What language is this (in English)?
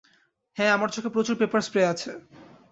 Bangla